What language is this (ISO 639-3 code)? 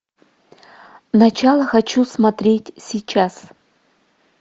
rus